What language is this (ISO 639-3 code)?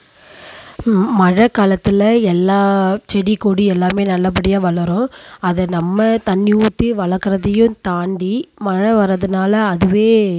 tam